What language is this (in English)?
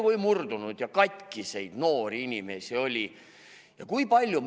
Estonian